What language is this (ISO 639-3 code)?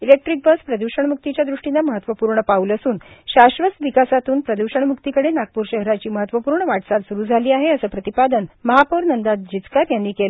mar